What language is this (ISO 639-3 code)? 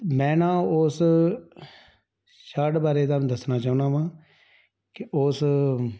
pan